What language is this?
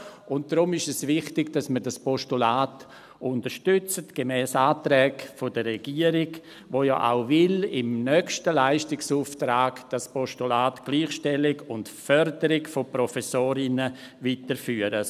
Swiss German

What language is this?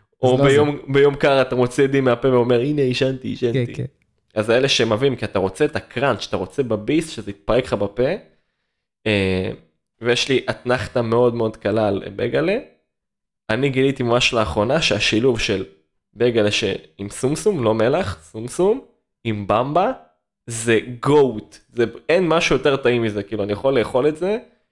Hebrew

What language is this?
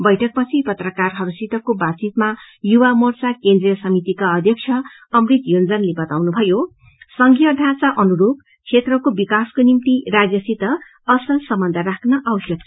Nepali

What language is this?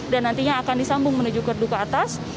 Indonesian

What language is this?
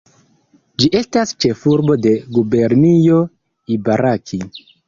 Esperanto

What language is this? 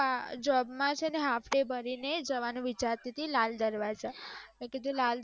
Gujarati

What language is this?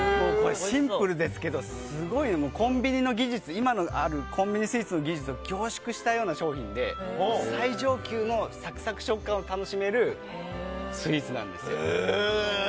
Japanese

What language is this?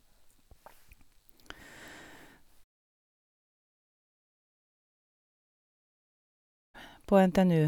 Norwegian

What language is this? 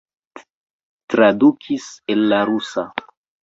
Esperanto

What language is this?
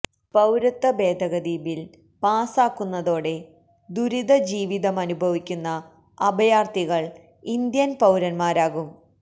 Malayalam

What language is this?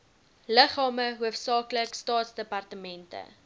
Afrikaans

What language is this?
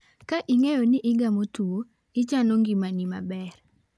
Luo (Kenya and Tanzania)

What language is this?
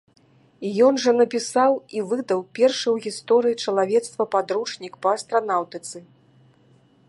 Belarusian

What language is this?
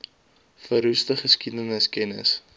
Afrikaans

